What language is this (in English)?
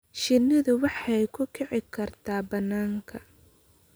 Somali